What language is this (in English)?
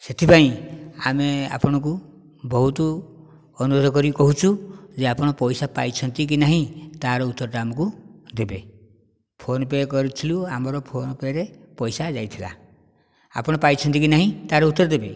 Odia